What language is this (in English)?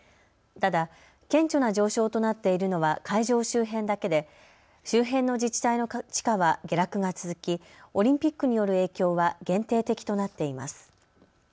Japanese